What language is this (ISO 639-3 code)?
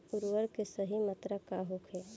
bho